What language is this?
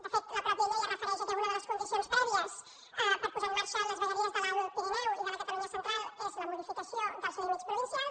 Catalan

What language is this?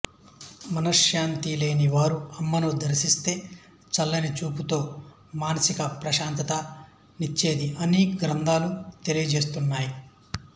Telugu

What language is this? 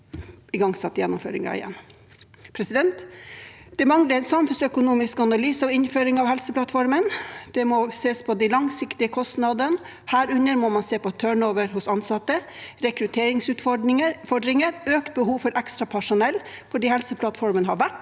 Norwegian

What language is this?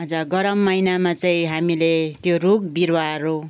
Nepali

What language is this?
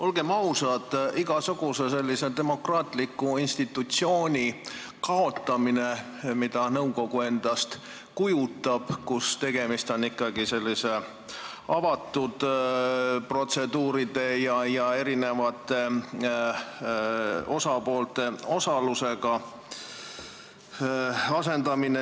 Estonian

